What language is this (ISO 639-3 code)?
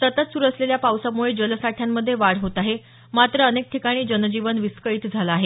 mar